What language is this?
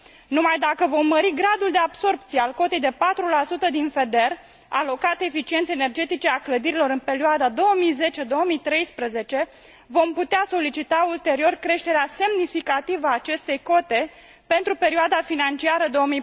Romanian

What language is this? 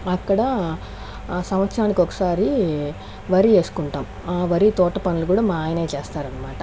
Telugu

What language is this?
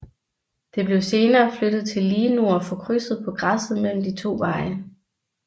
Danish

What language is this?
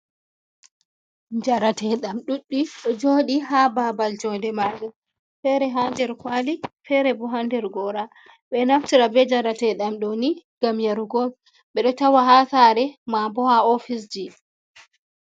Fula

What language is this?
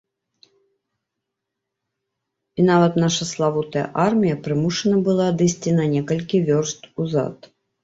Belarusian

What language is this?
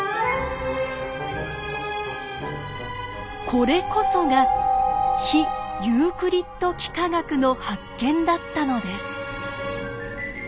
Japanese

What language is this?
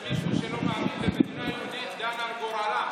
Hebrew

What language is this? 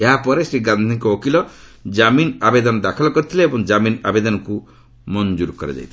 Odia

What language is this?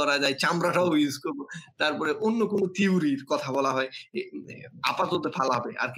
Bangla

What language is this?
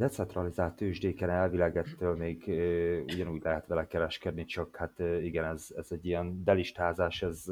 Hungarian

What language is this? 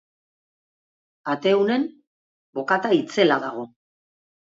Basque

